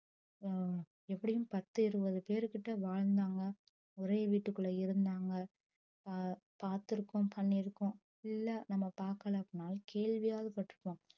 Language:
Tamil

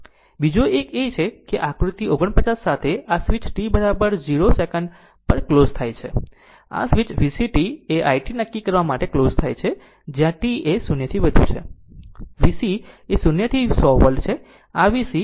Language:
Gujarati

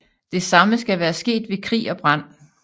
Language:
Danish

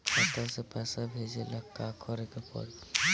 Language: Bhojpuri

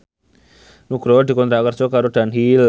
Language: Javanese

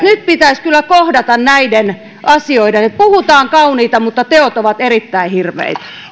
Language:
Finnish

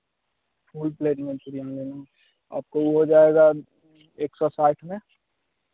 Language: Hindi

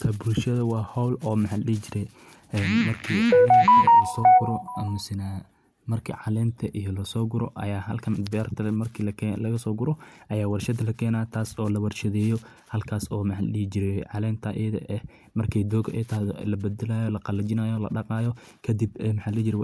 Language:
Somali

